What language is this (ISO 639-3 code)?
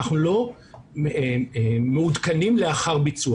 heb